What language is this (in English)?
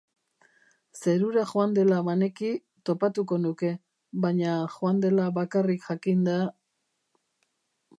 Basque